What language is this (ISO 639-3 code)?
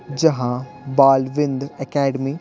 hin